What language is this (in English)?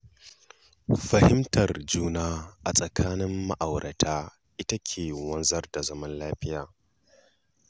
Hausa